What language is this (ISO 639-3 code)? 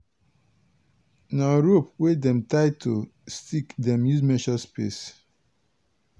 pcm